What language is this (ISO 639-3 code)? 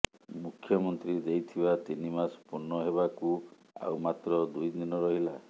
ori